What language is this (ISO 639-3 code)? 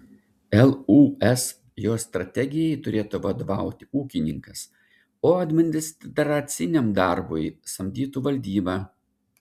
lit